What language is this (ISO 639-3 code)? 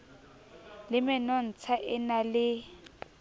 sot